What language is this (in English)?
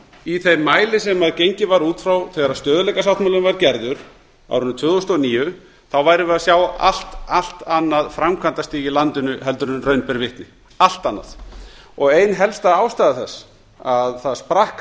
Icelandic